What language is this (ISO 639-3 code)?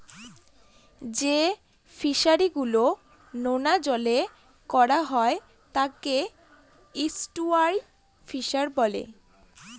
ben